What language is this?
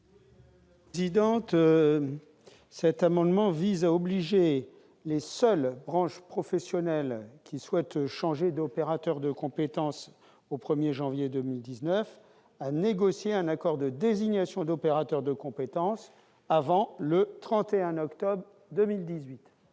French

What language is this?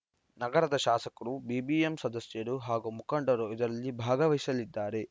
Kannada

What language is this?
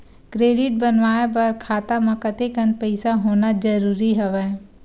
Chhattisgarhi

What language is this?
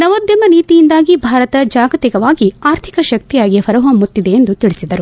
Kannada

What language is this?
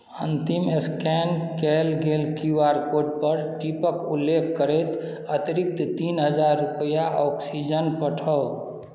Maithili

